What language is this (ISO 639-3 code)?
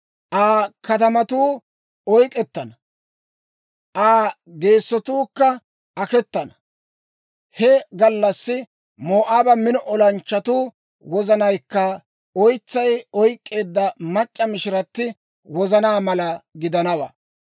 dwr